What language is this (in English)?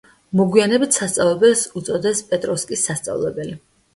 Georgian